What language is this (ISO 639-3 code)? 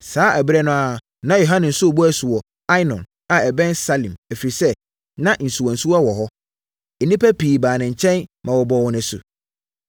aka